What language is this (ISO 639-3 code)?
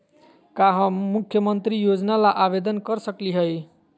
mag